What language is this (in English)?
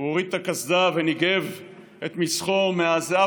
Hebrew